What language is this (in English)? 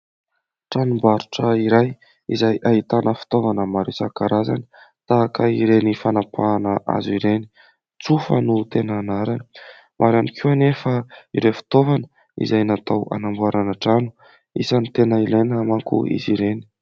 Malagasy